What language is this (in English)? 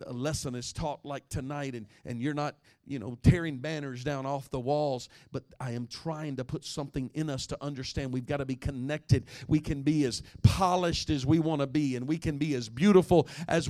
English